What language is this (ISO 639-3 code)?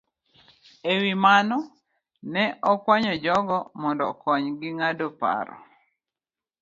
luo